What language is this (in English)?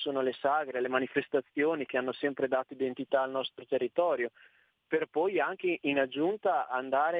Italian